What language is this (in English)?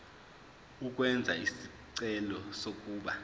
Zulu